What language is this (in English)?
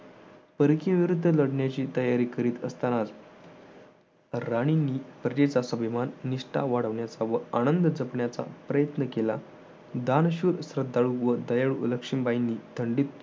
Marathi